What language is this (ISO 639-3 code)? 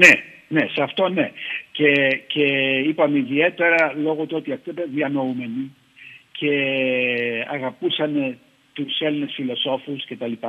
ell